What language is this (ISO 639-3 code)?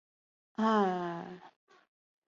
zho